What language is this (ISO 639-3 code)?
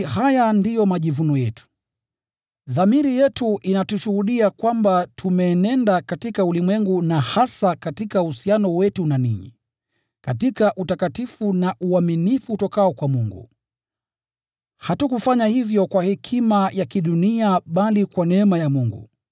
swa